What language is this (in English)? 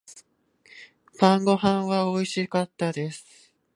Japanese